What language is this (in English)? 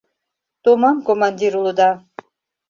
Mari